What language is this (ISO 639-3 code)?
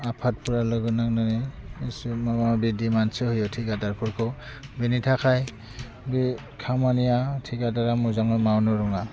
brx